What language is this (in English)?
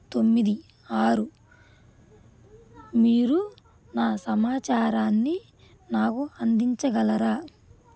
Telugu